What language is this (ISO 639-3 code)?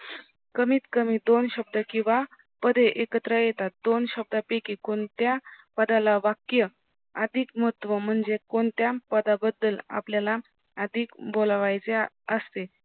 mar